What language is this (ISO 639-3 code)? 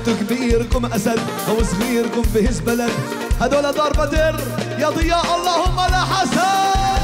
ara